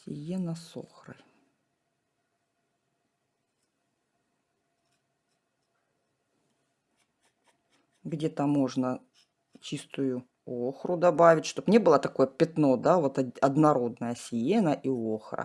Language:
Russian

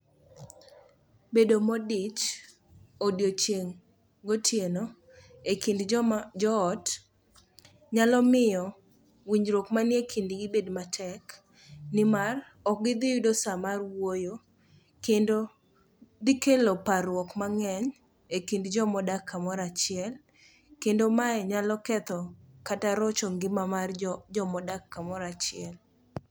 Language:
Luo (Kenya and Tanzania)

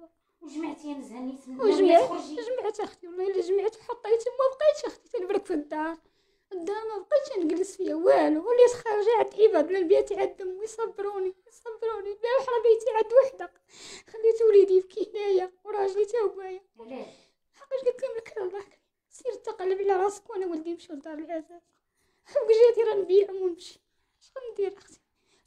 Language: Arabic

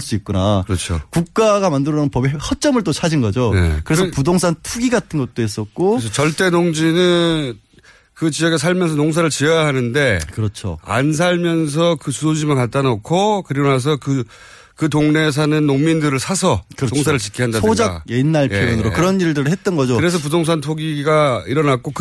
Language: Korean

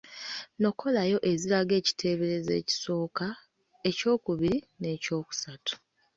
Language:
Ganda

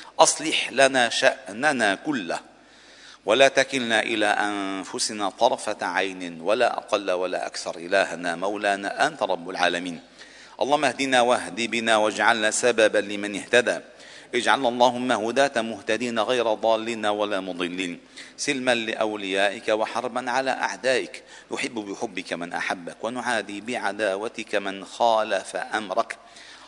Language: Arabic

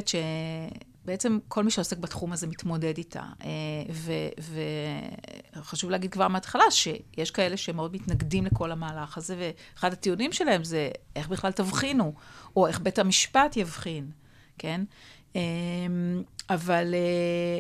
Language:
Hebrew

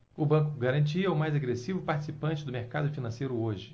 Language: Portuguese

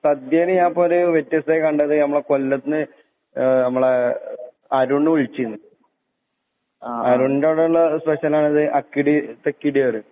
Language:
Malayalam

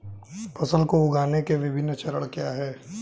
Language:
Hindi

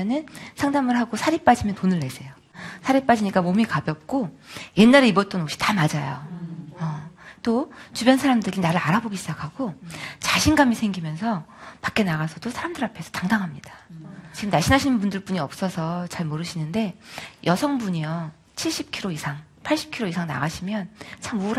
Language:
Korean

